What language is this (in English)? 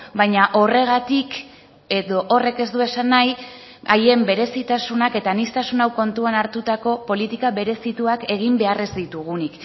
Basque